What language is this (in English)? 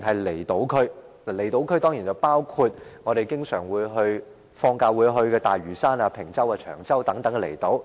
Cantonese